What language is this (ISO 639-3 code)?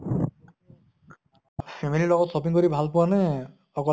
asm